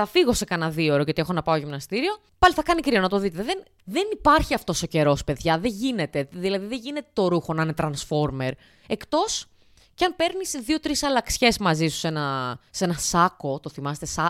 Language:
Greek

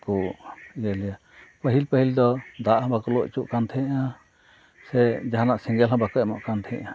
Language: Santali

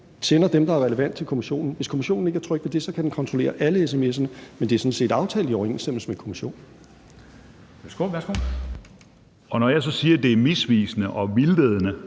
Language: Danish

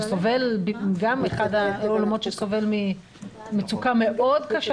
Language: Hebrew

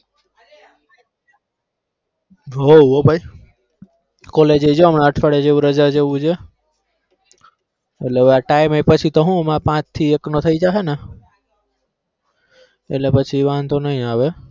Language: Gujarati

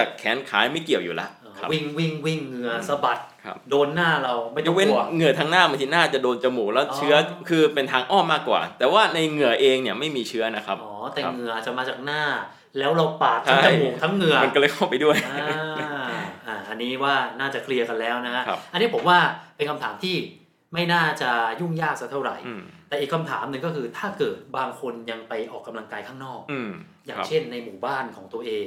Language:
Thai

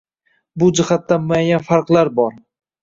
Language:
Uzbek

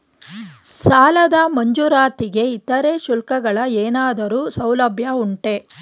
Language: Kannada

